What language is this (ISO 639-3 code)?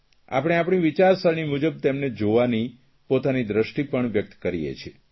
guj